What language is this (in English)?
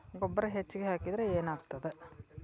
Kannada